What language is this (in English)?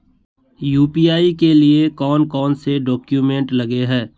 Magahi